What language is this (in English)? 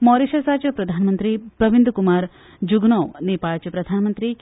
Konkani